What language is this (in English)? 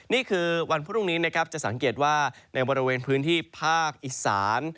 Thai